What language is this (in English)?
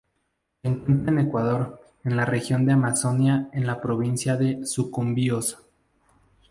Spanish